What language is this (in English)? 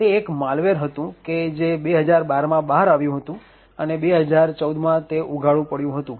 Gujarati